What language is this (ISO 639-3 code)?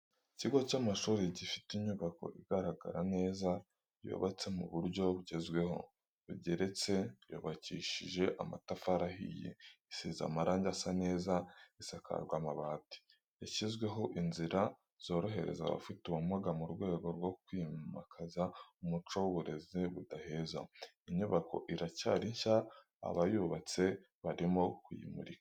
kin